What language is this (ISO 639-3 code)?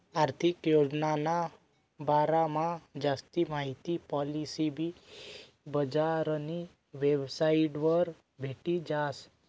mar